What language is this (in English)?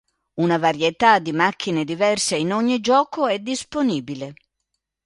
Italian